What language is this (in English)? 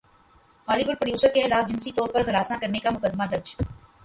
Urdu